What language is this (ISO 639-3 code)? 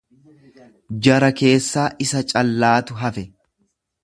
orm